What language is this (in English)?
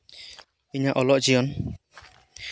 Santali